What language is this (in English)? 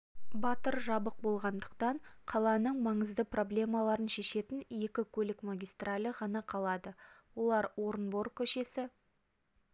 Kazakh